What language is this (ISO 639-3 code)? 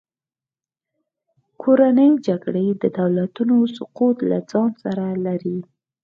pus